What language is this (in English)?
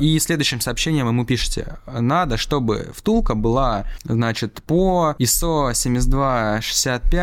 Russian